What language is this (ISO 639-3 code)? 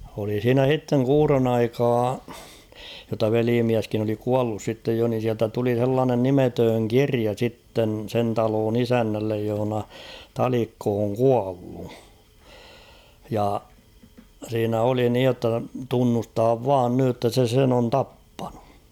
fin